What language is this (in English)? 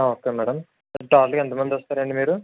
Telugu